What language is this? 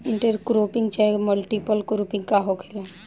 Bhojpuri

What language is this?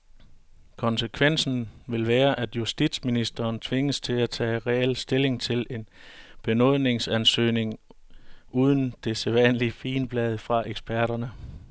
Danish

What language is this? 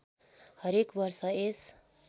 Nepali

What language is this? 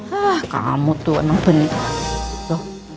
Indonesian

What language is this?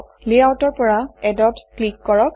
Assamese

